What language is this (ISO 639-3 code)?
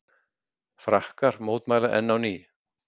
isl